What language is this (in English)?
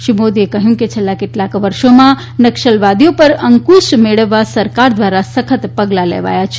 Gujarati